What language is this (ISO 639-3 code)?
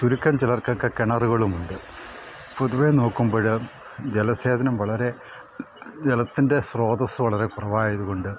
mal